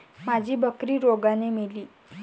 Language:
Marathi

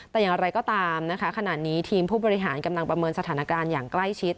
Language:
Thai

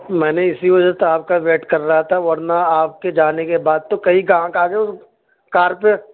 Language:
Urdu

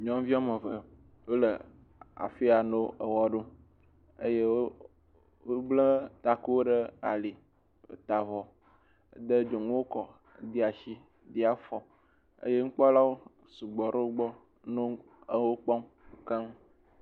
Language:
Ewe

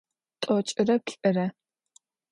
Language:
Adyghe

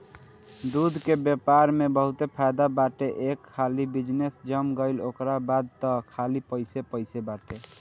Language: Bhojpuri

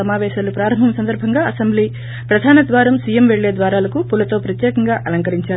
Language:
Telugu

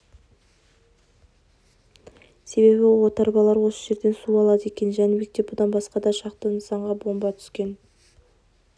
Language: Kazakh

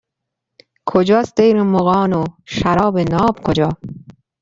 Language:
Persian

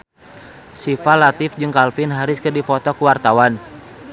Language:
Sundanese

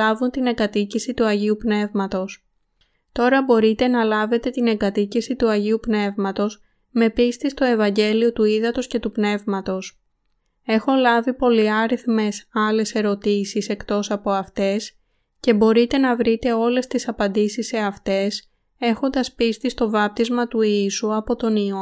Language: Greek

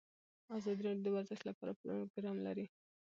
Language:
Pashto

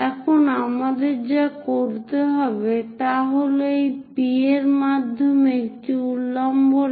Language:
Bangla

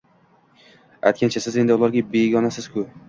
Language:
Uzbek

